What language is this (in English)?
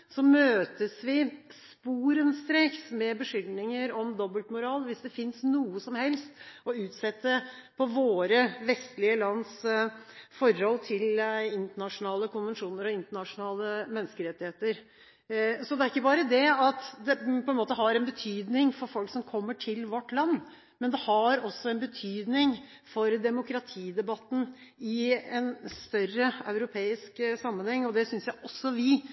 Norwegian Bokmål